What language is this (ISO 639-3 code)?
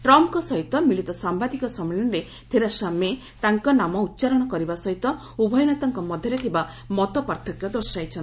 ori